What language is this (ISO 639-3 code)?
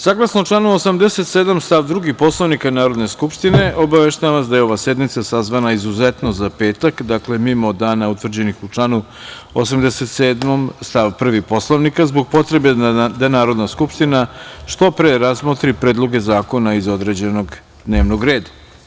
srp